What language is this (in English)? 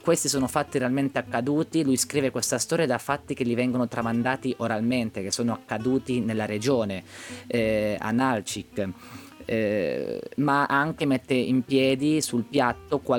Italian